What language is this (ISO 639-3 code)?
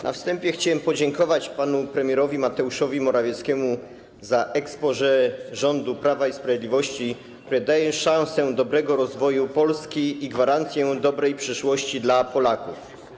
pol